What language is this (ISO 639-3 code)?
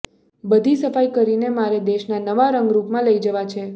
guj